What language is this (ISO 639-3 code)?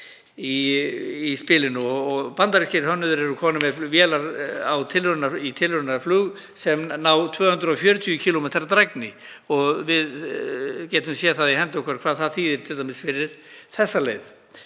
isl